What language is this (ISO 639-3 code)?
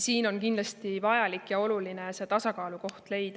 est